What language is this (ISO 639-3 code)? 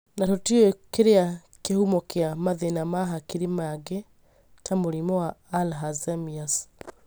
kik